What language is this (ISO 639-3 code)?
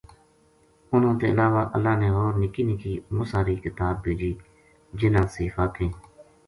gju